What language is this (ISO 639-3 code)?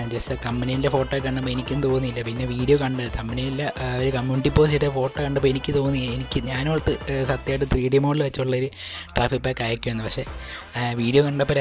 tha